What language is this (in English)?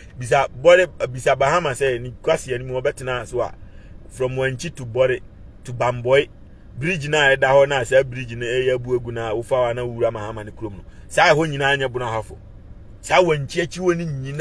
English